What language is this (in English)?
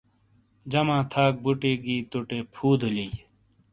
Shina